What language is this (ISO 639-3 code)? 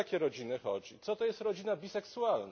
pol